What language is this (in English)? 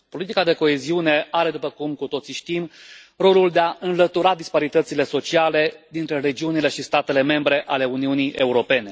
Romanian